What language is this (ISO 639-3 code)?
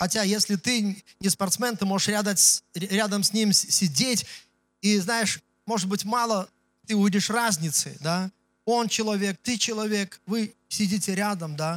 rus